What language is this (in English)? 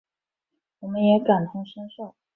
Chinese